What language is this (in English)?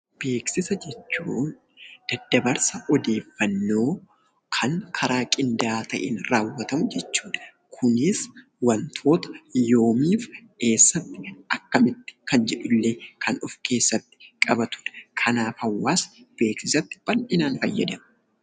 Oromo